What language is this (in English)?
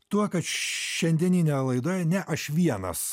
Lithuanian